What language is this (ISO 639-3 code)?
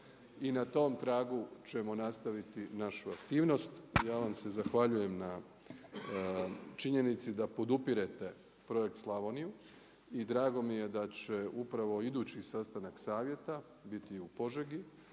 hrv